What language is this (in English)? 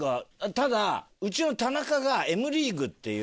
Japanese